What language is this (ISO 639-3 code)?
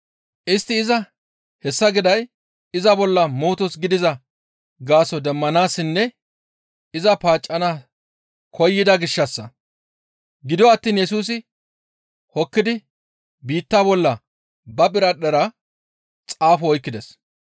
gmv